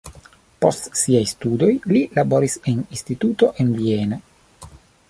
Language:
Esperanto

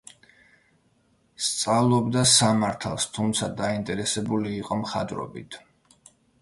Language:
Georgian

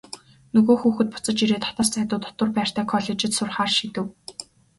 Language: Mongolian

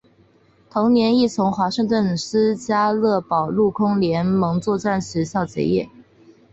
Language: Chinese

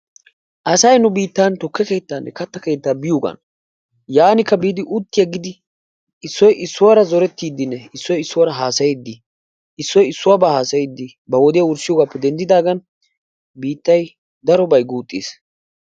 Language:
Wolaytta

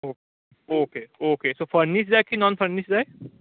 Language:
Konkani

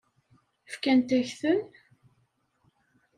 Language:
Kabyle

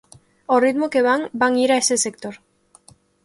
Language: Galician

